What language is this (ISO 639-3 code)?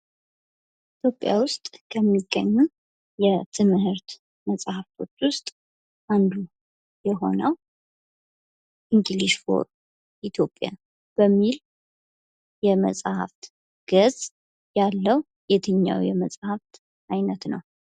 amh